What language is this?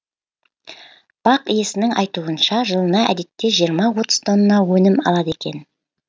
Kazakh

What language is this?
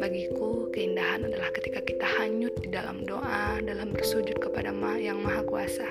Indonesian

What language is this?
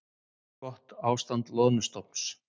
Icelandic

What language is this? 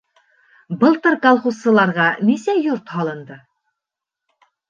Bashkir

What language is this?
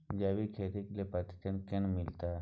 Maithili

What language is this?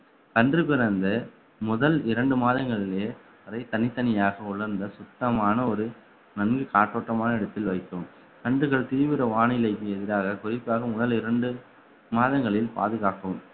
Tamil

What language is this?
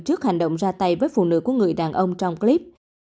Vietnamese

